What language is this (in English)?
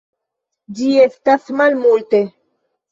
Esperanto